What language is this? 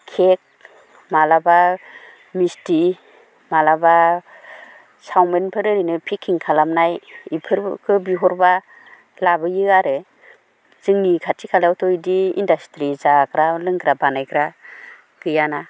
Bodo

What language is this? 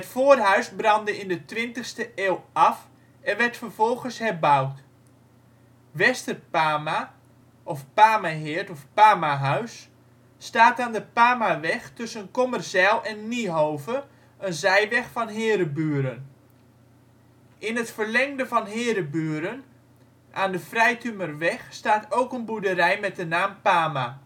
Dutch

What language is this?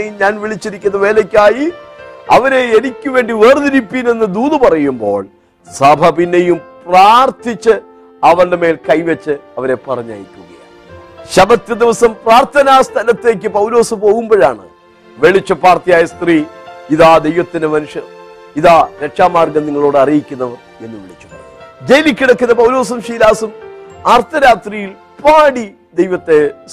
Malayalam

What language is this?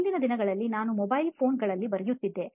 Kannada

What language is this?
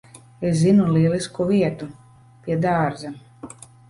Latvian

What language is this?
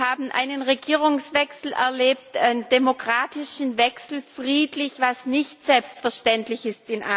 German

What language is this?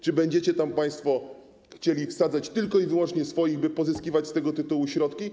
Polish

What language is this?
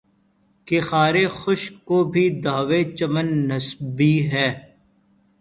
Urdu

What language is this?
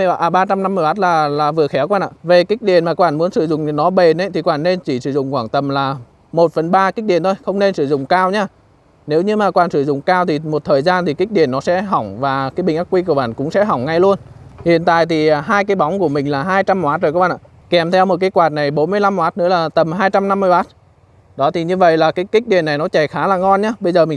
Vietnamese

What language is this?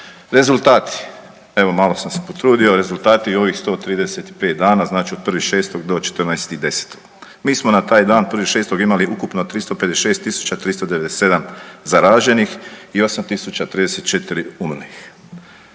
Croatian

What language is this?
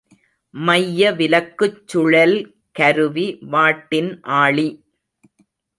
Tamil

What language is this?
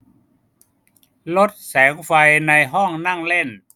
Thai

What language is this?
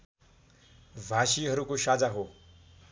Nepali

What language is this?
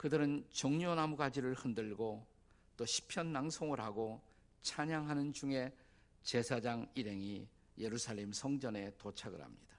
Korean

